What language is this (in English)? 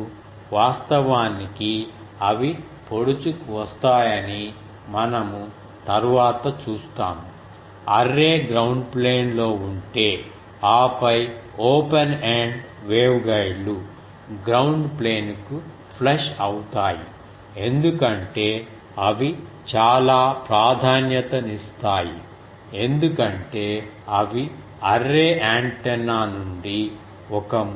Telugu